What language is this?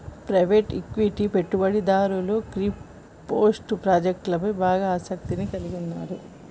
Telugu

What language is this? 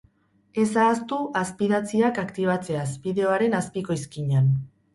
Basque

